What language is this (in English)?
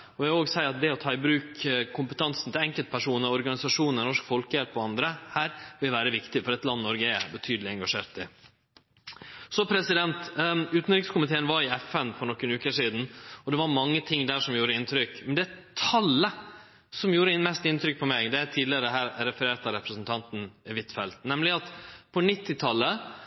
Norwegian Nynorsk